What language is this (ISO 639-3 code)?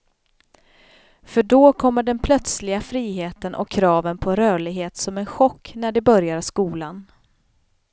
swe